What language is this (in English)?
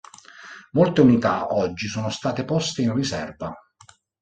Italian